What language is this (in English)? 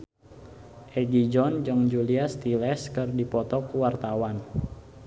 Sundanese